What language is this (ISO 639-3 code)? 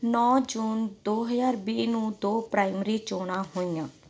pan